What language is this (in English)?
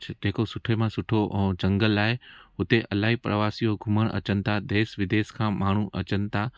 Sindhi